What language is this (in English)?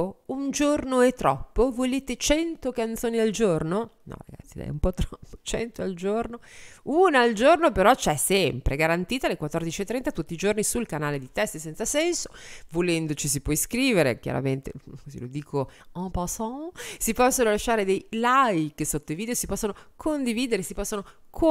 Italian